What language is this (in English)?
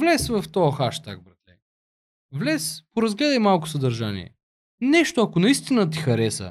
Bulgarian